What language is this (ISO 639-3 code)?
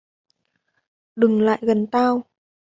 vie